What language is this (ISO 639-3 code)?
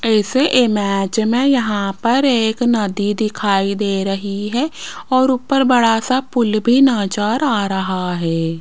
hin